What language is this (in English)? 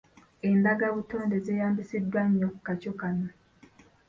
Ganda